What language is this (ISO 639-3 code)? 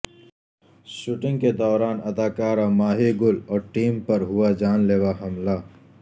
urd